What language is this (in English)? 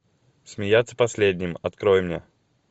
Russian